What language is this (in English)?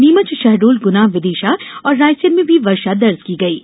Hindi